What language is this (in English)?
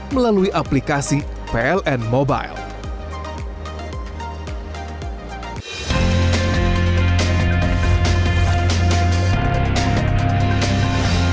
Indonesian